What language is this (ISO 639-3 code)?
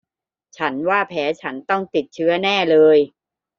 tha